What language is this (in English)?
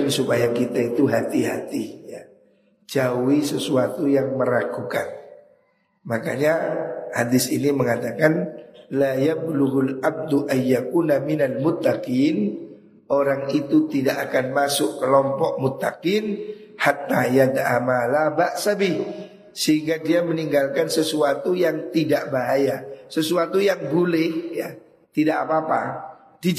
Indonesian